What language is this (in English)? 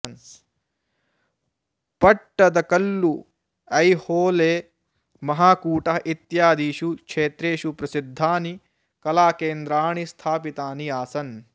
Sanskrit